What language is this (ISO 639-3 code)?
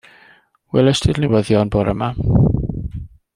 cym